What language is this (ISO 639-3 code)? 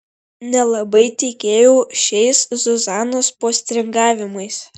lit